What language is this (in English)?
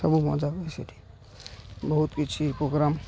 Odia